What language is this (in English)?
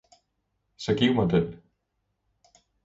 Danish